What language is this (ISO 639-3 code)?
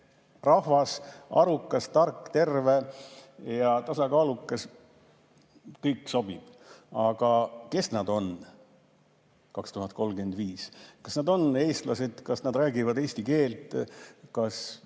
est